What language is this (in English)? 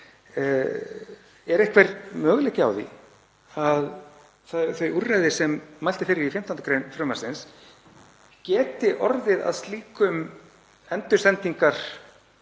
Icelandic